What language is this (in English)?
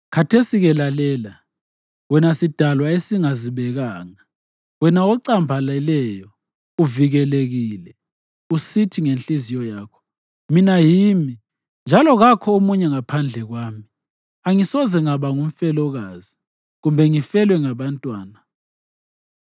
North Ndebele